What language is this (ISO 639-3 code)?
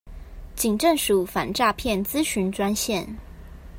zho